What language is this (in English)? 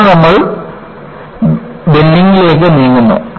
Malayalam